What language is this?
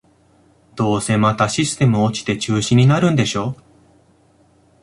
Japanese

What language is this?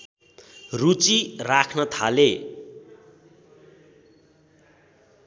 Nepali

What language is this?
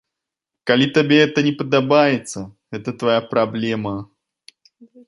Belarusian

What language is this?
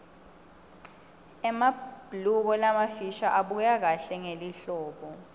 Swati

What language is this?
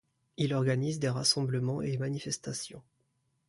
French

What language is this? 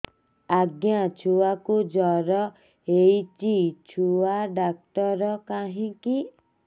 Odia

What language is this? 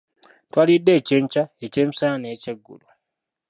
Ganda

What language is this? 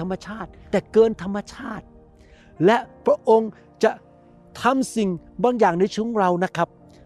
Thai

